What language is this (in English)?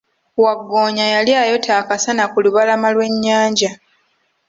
Ganda